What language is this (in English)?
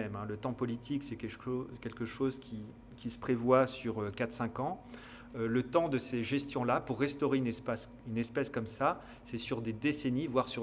French